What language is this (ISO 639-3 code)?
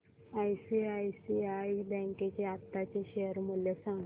mar